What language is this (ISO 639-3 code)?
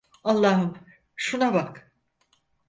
tur